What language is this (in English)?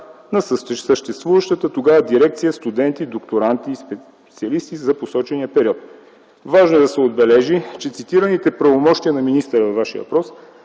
Bulgarian